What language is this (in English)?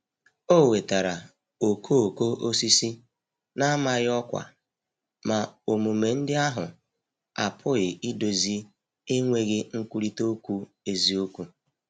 Igbo